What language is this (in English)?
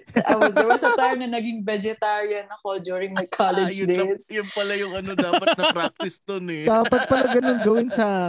Filipino